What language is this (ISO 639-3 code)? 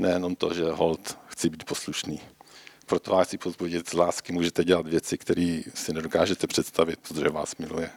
ces